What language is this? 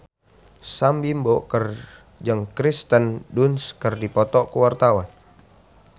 Sundanese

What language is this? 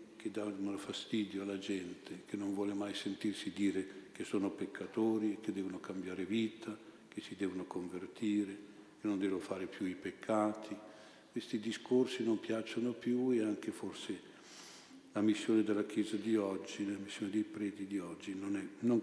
Italian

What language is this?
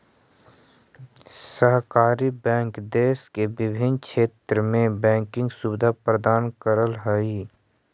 Magahi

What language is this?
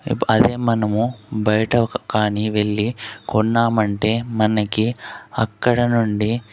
Telugu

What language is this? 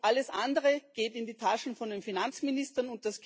German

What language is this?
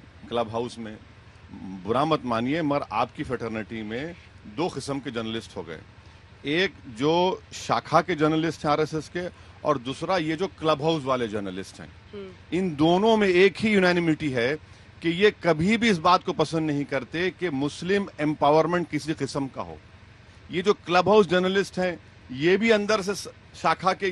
Hindi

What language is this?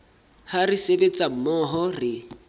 Southern Sotho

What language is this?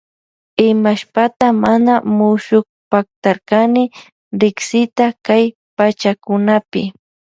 Loja Highland Quichua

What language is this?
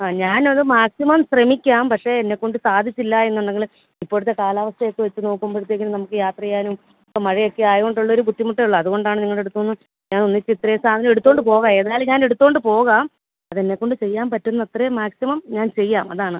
Malayalam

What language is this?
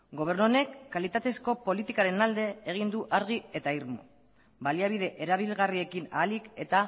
Basque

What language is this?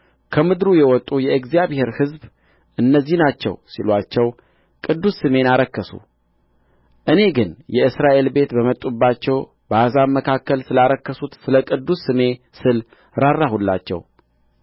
Amharic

